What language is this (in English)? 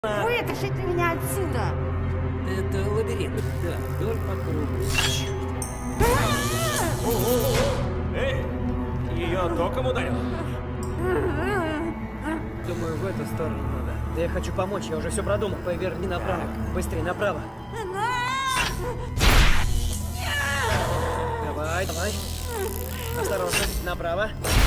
Russian